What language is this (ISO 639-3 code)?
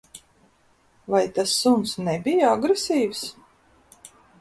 lav